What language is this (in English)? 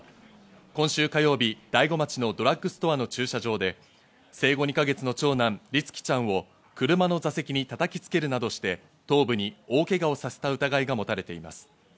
Japanese